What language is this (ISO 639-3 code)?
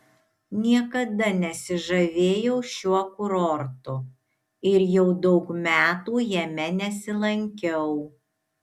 lit